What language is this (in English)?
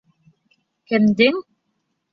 Bashkir